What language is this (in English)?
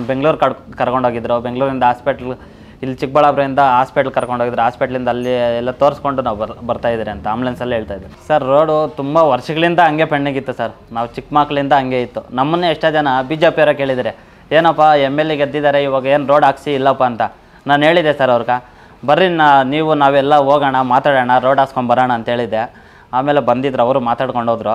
Kannada